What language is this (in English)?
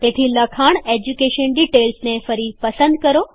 Gujarati